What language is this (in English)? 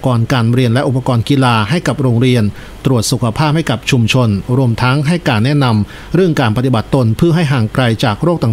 Thai